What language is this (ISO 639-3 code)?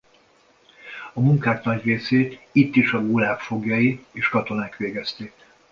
hun